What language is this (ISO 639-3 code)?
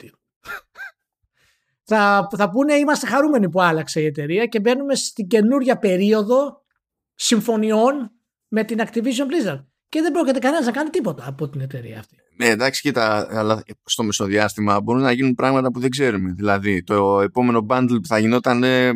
ell